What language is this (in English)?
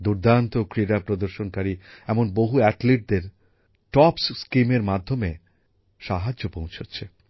Bangla